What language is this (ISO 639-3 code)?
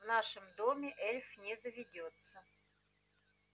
rus